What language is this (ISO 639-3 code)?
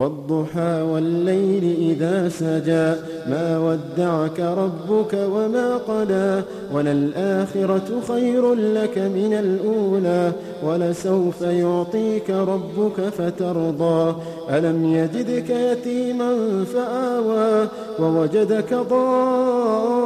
ara